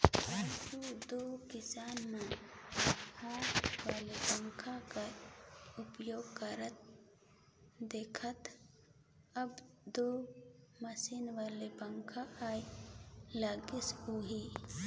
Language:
Chhattisgarhi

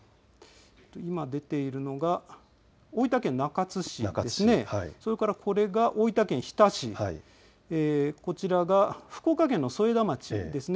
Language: Japanese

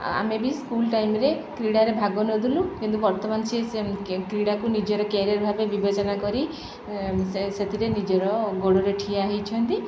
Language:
Odia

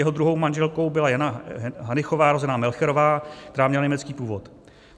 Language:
Czech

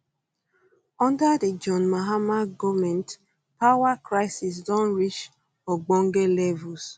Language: Nigerian Pidgin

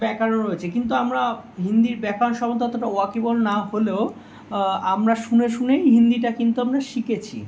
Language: Bangla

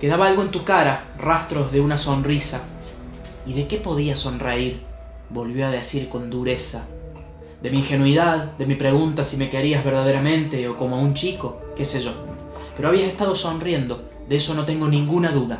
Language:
Spanish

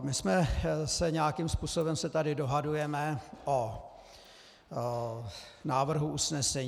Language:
Czech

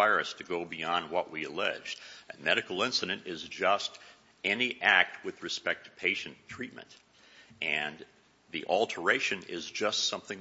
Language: English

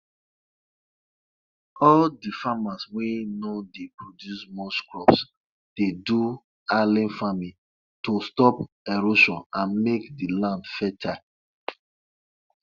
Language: Nigerian Pidgin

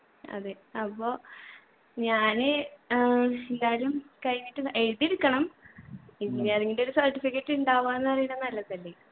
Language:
Malayalam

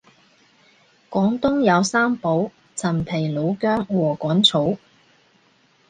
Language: Cantonese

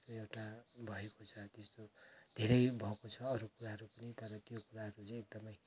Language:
Nepali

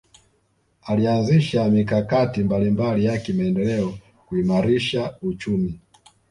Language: Swahili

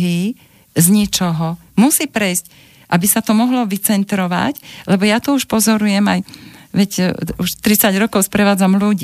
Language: Slovak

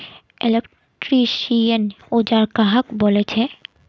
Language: Magahi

